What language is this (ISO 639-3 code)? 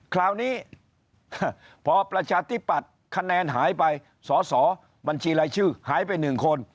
tha